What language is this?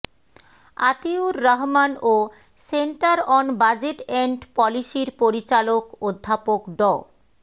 Bangla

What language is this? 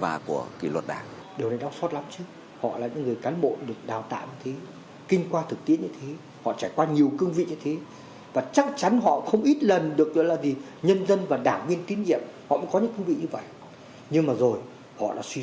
Vietnamese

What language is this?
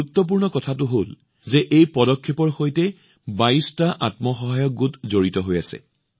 Assamese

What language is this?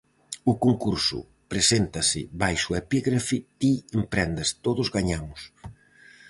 Galician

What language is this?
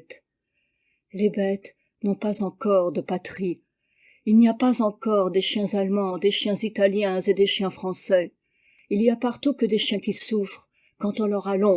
French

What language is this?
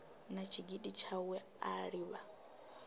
Venda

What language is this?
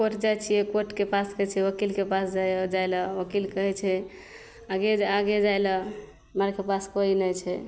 Maithili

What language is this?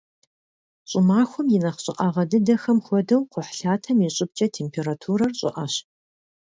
Kabardian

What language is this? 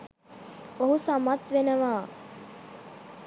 Sinhala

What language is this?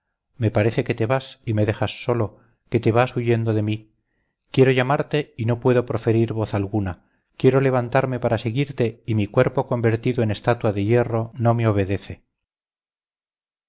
Spanish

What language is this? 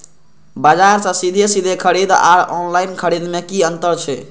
Maithili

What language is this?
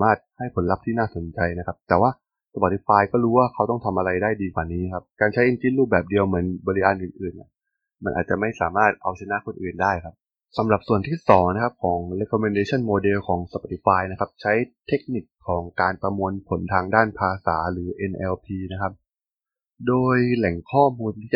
Thai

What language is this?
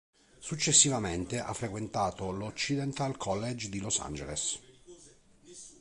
Italian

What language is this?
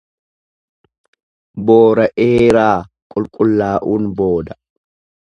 Oromo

